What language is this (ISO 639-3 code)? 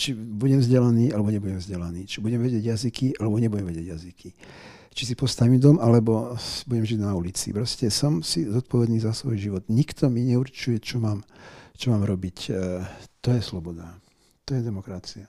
slk